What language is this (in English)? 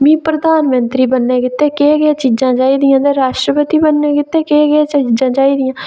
Dogri